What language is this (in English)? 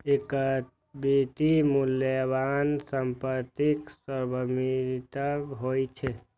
Maithili